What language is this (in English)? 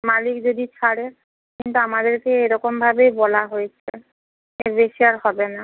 Bangla